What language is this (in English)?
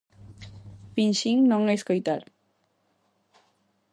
Galician